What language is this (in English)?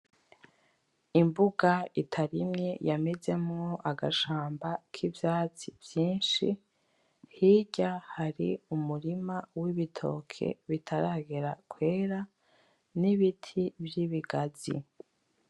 Rundi